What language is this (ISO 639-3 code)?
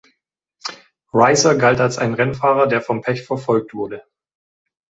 deu